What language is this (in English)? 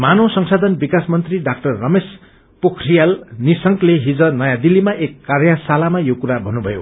Nepali